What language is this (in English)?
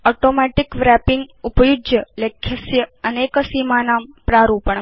Sanskrit